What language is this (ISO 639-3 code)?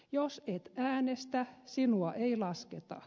fin